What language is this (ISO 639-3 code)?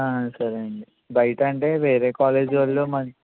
tel